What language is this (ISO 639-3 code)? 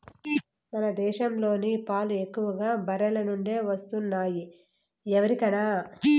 tel